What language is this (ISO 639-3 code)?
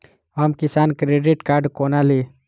mai